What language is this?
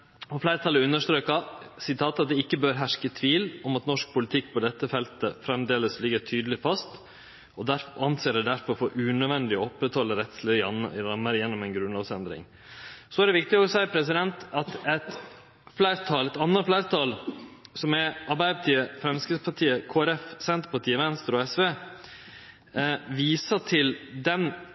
Norwegian Nynorsk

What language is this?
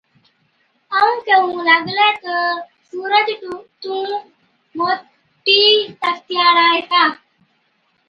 Od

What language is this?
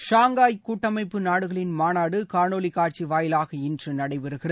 Tamil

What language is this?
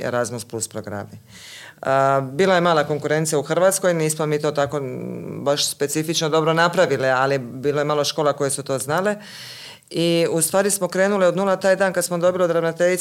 Croatian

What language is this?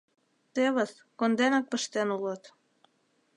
Mari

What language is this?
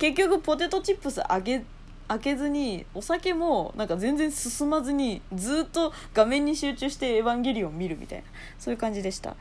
Japanese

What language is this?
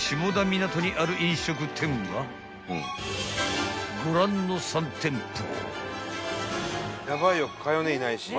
Japanese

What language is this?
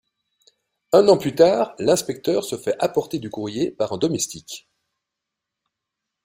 French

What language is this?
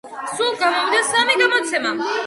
Georgian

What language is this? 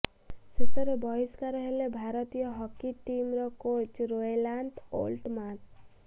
Odia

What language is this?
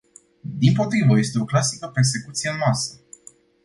Romanian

